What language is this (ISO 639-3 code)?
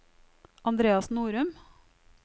nor